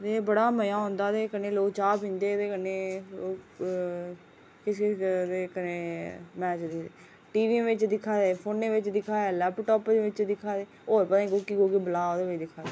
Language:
Dogri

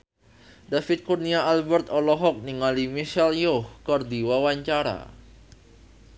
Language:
Sundanese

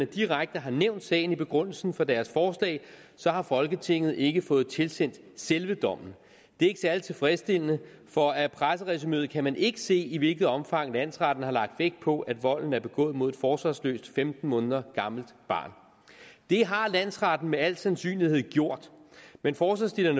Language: Danish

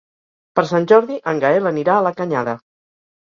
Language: Catalan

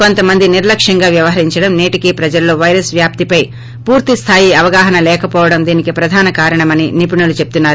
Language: Telugu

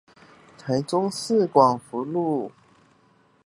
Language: Chinese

